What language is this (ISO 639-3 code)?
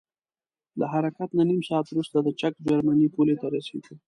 pus